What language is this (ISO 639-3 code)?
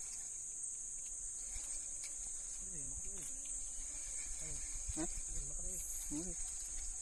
ind